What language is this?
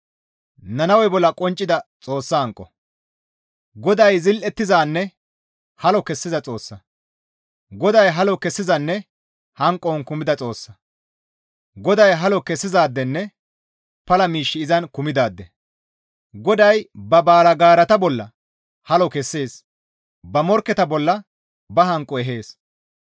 Gamo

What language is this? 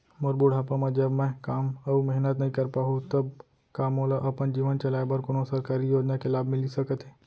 Chhattisgarhi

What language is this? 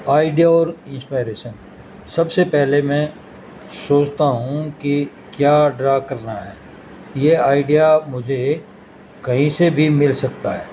Urdu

